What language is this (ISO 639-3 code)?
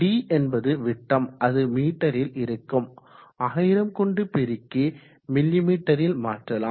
tam